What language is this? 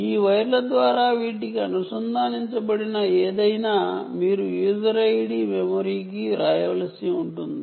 Telugu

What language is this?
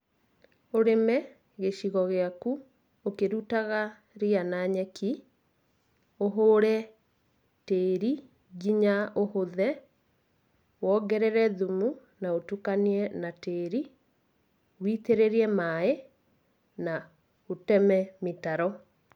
Kikuyu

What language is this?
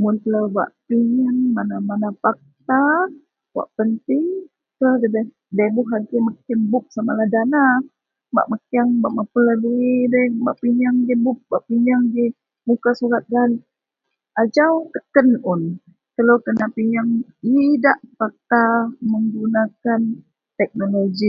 Central Melanau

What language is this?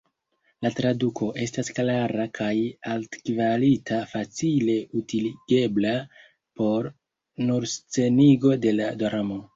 Esperanto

